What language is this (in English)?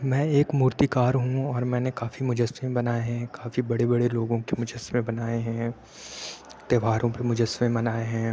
Urdu